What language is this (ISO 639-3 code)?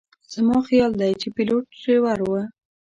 pus